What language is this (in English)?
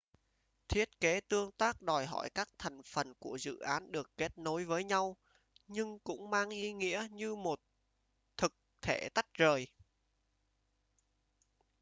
Vietnamese